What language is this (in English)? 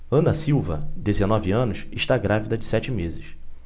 Portuguese